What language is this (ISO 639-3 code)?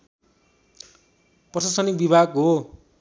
nep